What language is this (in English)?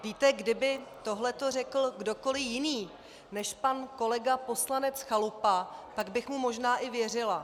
Czech